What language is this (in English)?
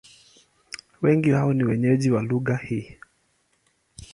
Swahili